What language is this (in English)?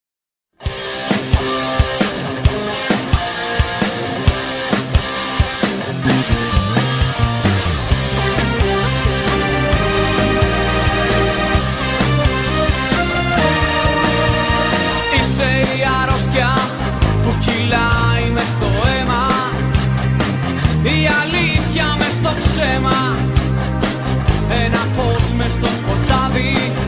Greek